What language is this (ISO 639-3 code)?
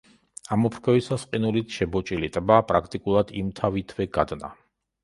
kat